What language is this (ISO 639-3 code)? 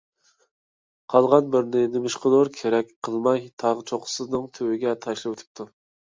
uig